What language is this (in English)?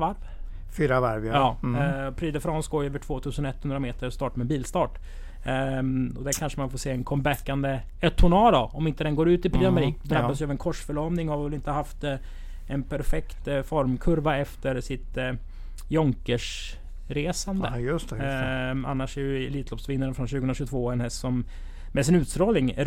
Swedish